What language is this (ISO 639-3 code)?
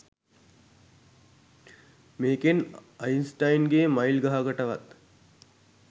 sin